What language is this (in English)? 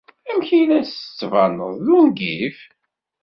Kabyle